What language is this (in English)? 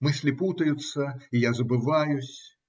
Russian